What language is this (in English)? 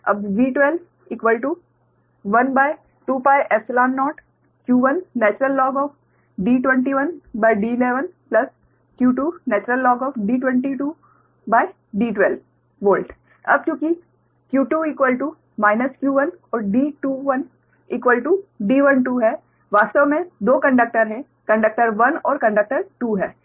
Hindi